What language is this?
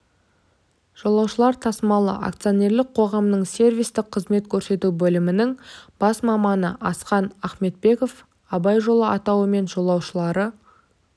Kazakh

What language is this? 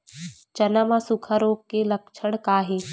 Chhattisgarhi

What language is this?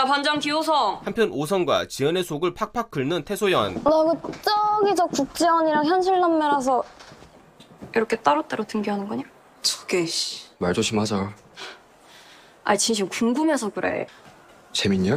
Korean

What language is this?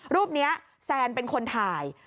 Thai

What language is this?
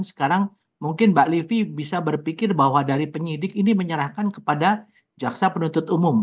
Indonesian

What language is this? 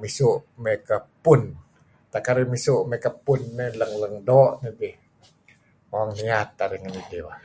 Kelabit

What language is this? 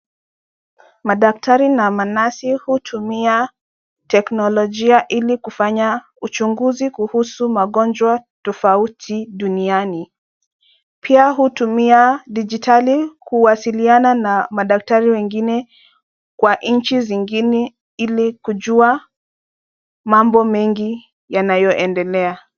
Swahili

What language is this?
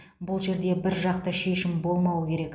Kazakh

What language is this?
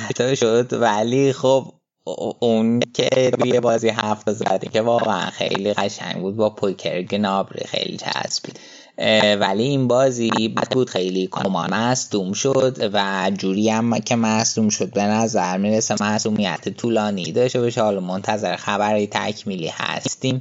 Persian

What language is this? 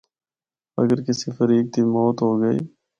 Northern Hindko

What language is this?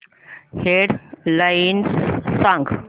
Marathi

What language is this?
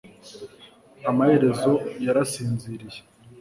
Kinyarwanda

